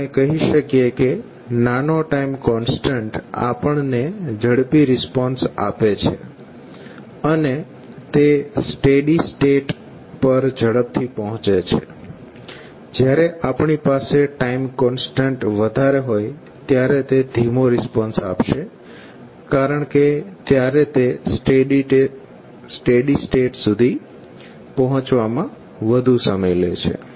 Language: Gujarati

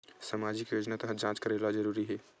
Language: Chhattisgarhi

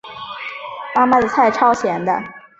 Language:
Chinese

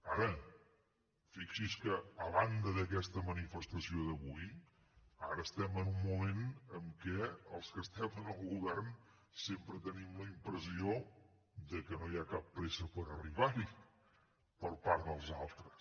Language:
Catalan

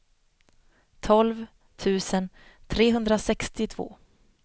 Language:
Swedish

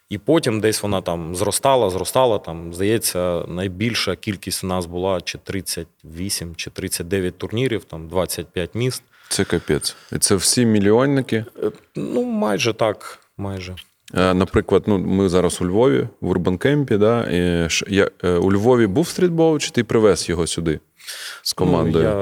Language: Ukrainian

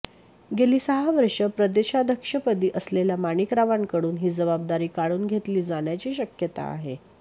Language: Marathi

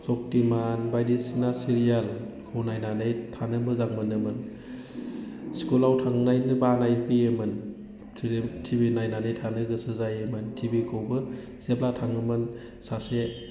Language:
Bodo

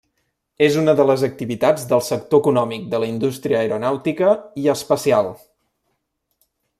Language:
Catalan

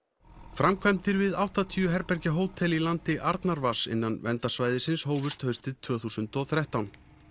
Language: Icelandic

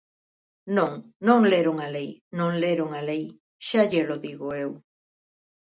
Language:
Galician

